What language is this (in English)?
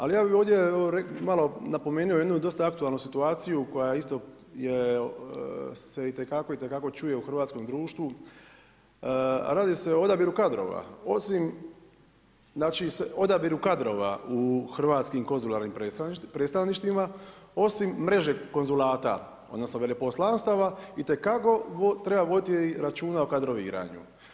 Croatian